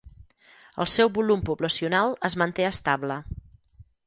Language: Catalan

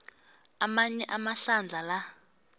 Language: South Ndebele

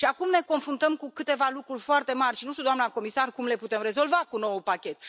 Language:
Romanian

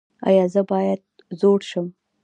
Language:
Pashto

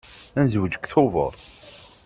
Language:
Kabyle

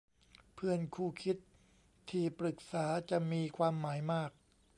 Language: Thai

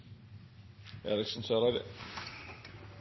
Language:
Norwegian Nynorsk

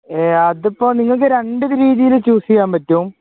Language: Malayalam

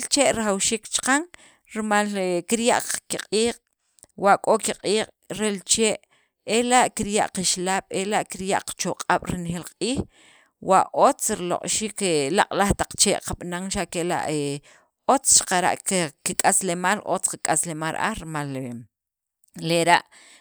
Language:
Sacapulteco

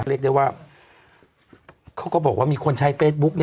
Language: Thai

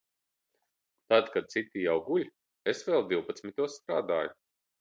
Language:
Latvian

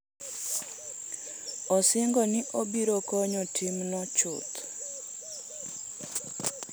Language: Luo (Kenya and Tanzania)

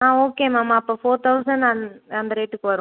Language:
Tamil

